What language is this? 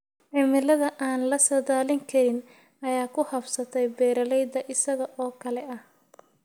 Somali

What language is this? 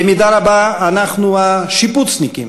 Hebrew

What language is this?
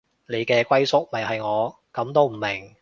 Cantonese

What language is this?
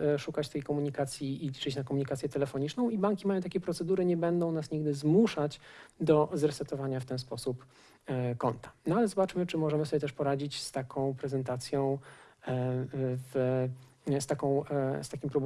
Polish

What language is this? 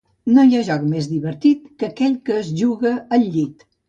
Catalan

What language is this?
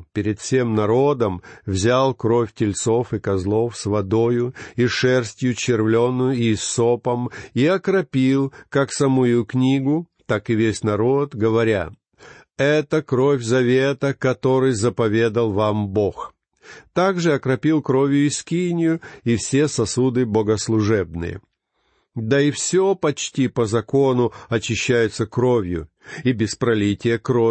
Russian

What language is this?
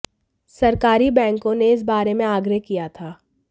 Hindi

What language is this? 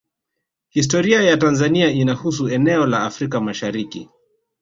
Swahili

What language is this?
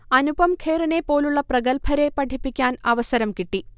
Malayalam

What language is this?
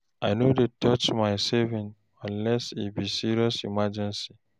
Nigerian Pidgin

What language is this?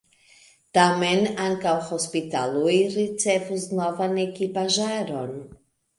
Esperanto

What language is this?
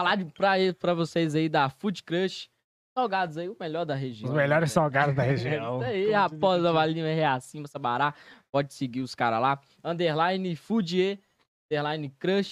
Portuguese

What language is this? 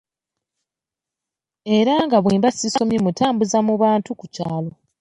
Ganda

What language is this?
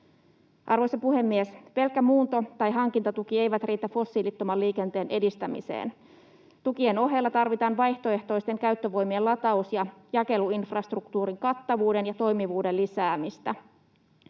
Finnish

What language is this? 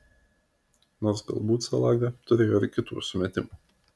Lithuanian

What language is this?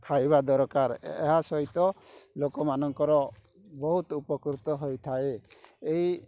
Odia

